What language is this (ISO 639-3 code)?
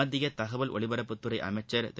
tam